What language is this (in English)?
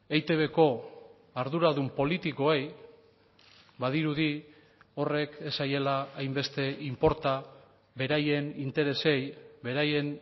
Basque